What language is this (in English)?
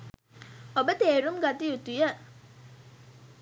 Sinhala